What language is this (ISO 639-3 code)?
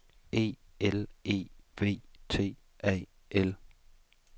dan